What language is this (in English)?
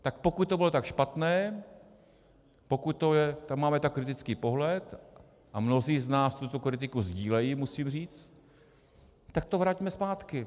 Czech